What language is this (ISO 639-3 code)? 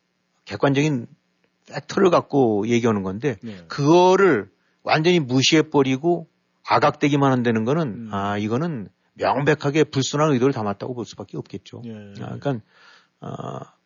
kor